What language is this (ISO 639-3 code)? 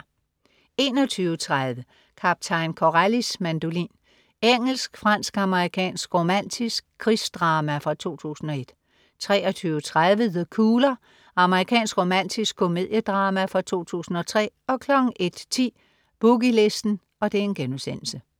dan